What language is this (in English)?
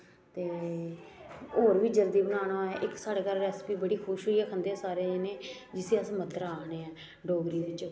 Dogri